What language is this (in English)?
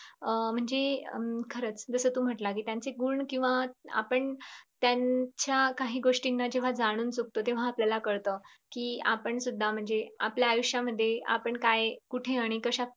Marathi